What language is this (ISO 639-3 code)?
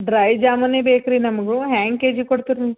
kan